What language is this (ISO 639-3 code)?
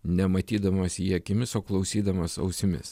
lit